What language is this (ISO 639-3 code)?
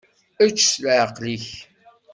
kab